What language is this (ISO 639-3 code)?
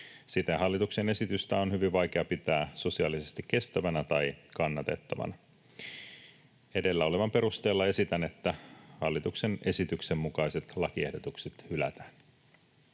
fin